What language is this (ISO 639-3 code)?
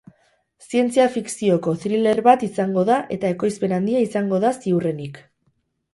eus